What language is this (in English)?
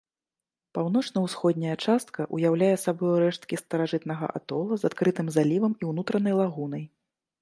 Belarusian